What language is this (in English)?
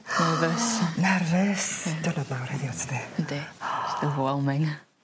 Welsh